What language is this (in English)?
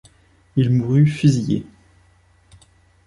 French